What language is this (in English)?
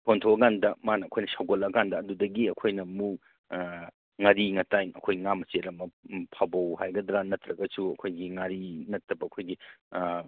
Manipuri